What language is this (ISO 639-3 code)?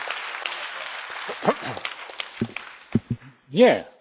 pol